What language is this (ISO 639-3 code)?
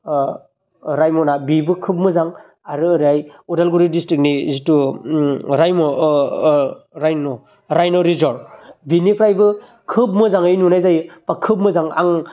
brx